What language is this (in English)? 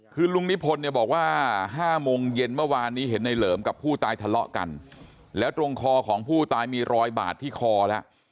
Thai